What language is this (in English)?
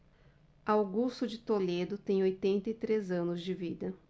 Portuguese